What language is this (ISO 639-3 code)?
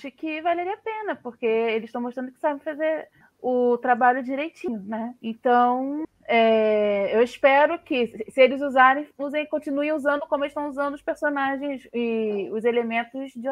por